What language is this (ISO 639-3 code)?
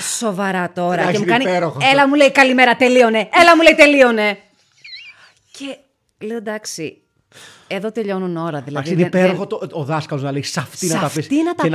ell